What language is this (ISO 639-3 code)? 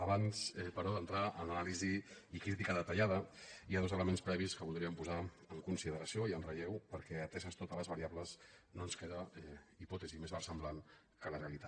cat